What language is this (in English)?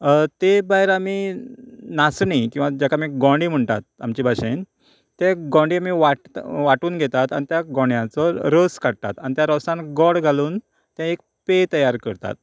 Konkani